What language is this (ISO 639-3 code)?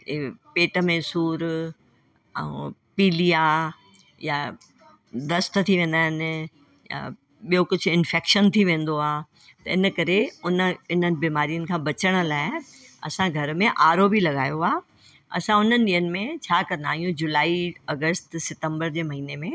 snd